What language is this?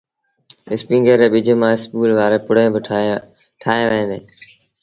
Sindhi Bhil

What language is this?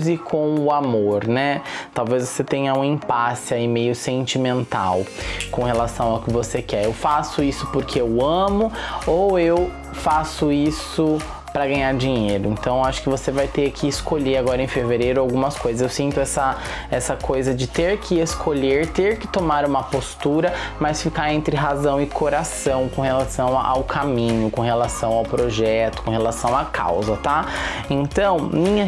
Portuguese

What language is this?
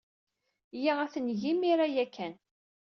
Kabyle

